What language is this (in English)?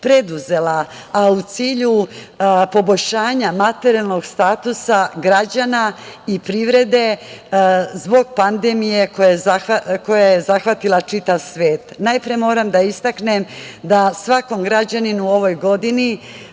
Serbian